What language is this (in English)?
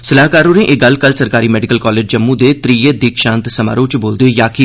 Dogri